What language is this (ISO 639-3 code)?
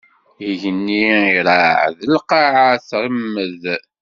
kab